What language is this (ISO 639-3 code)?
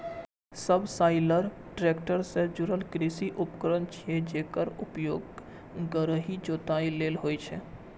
mai